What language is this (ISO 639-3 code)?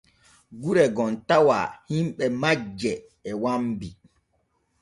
fue